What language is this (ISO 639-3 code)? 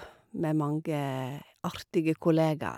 nor